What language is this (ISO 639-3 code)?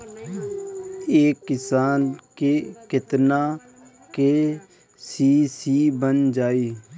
bho